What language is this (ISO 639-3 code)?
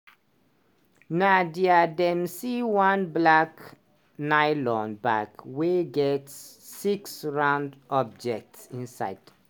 pcm